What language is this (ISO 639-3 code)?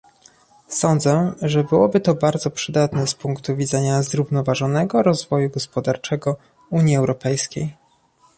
pol